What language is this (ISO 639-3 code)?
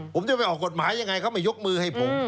tha